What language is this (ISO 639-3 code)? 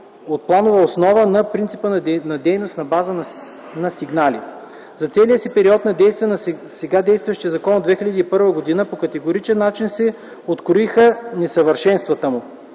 bul